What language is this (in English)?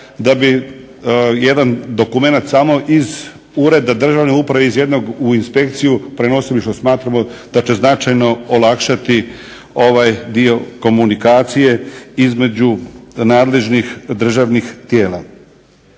Croatian